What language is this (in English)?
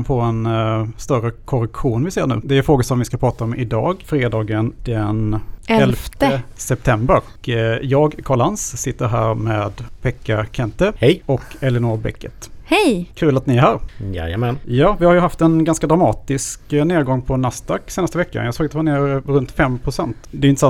Swedish